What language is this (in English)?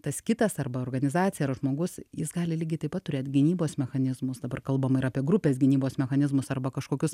Lithuanian